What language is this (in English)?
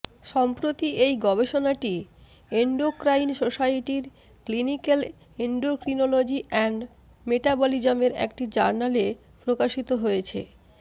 Bangla